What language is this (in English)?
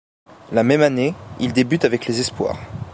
French